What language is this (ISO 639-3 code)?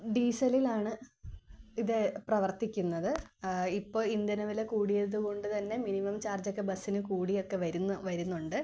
mal